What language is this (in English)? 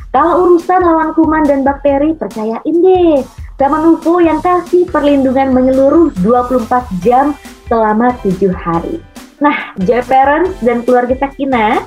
Indonesian